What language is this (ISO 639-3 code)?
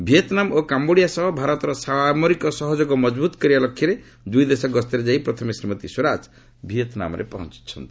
ori